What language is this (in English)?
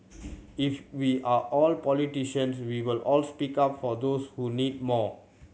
English